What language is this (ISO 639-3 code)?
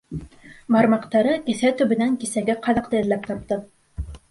bak